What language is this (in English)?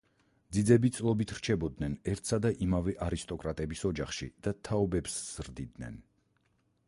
Georgian